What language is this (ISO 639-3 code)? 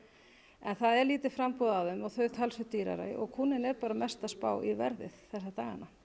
isl